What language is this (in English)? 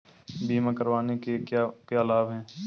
Hindi